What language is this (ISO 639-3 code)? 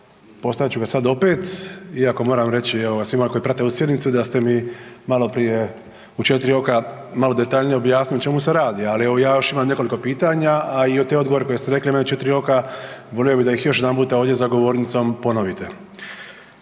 hrv